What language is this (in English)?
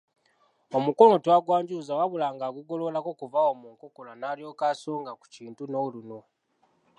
Ganda